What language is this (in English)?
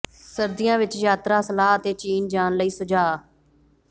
Punjabi